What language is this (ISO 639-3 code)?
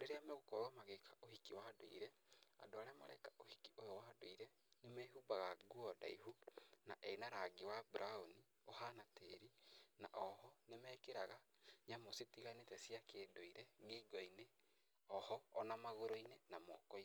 kik